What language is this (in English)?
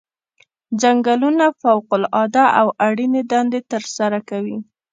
Pashto